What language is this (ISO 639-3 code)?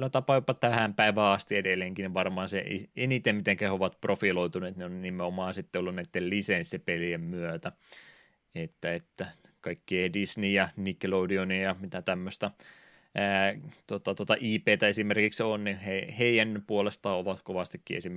fin